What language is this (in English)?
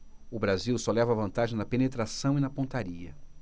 Portuguese